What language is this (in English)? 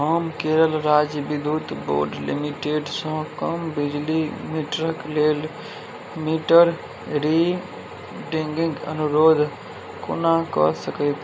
Maithili